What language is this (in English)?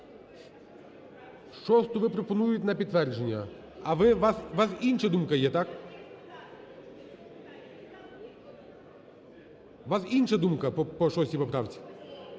Ukrainian